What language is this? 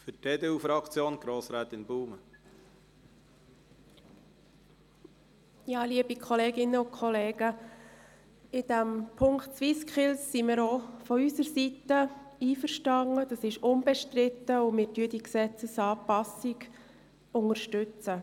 Swiss German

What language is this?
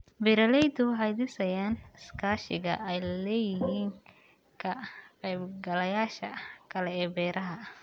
Somali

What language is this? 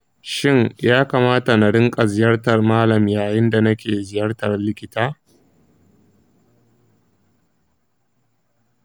Hausa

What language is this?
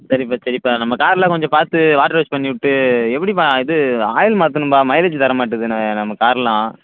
Tamil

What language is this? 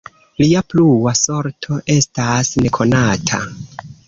Esperanto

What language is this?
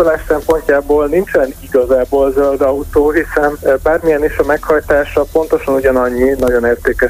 Hungarian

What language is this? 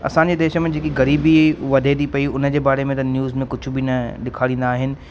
Sindhi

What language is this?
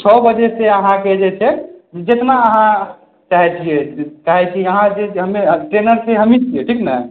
Maithili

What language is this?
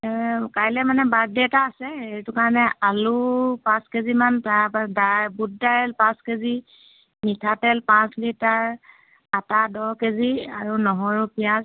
Assamese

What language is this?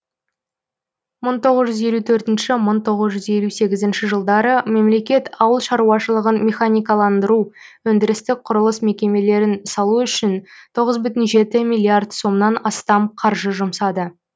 Kazakh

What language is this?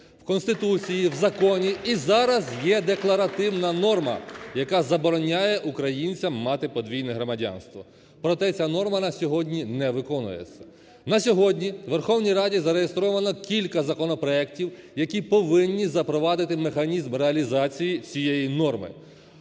Ukrainian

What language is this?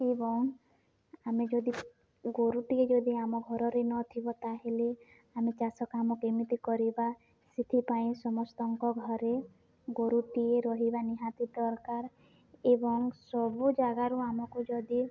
Odia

